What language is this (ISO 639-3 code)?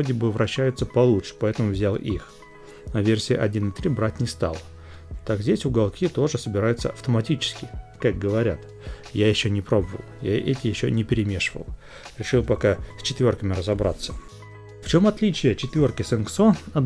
rus